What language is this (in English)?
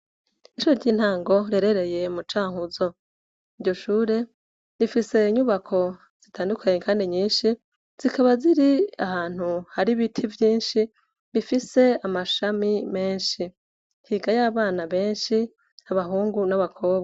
Rundi